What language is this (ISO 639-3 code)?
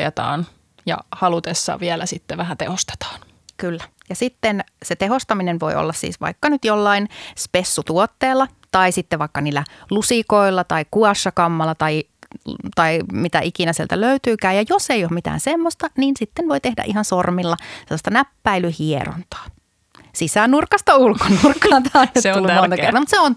fin